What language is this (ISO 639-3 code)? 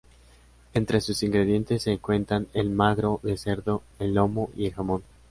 spa